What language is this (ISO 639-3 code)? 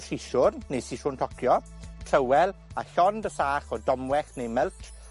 cym